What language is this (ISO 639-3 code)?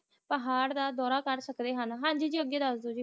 pan